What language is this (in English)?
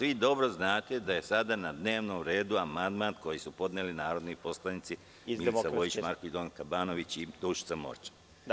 Serbian